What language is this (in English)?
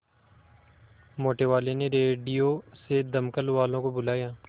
Hindi